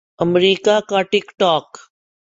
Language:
Urdu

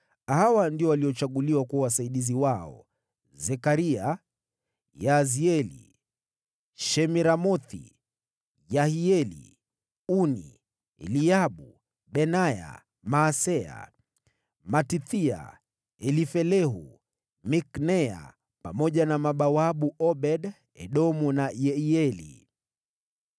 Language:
Swahili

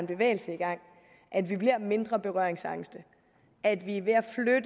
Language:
Danish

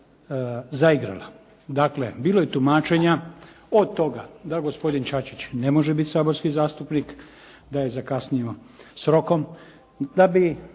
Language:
Croatian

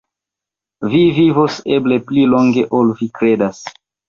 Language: Esperanto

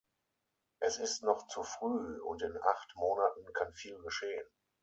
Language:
German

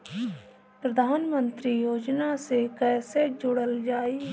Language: Bhojpuri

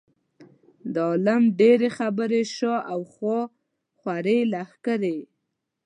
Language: Pashto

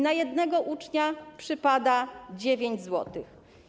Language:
Polish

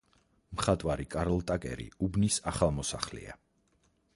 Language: Georgian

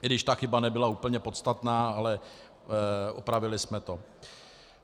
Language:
Czech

